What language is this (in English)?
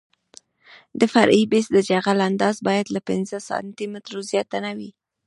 Pashto